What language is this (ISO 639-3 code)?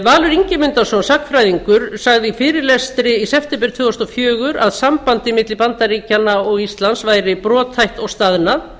isl